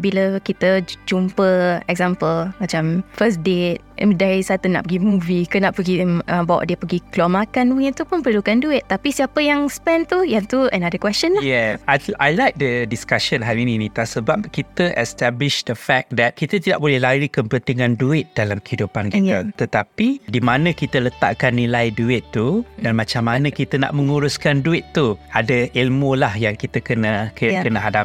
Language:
Malay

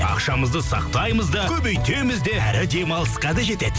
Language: Kazakh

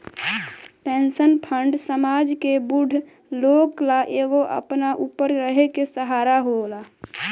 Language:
Bhojpuri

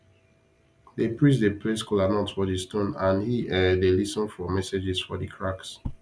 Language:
Nigerian Pidgin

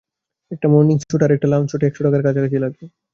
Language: Bangla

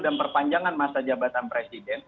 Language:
Indonesian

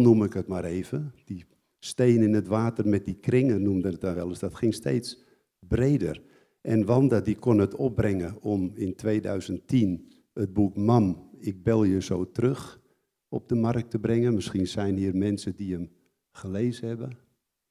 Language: Dutch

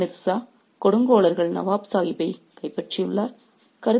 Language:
Tamil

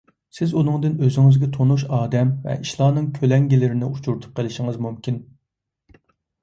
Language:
Uyghur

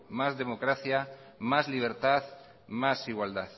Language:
Basque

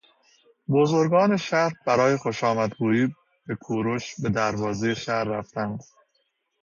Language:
Persian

